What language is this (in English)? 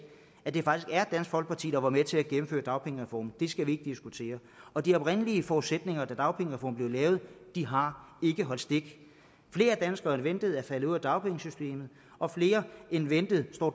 Danish